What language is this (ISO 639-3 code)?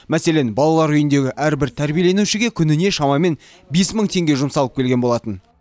kaz